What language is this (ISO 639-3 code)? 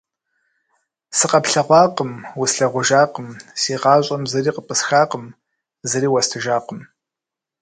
kbd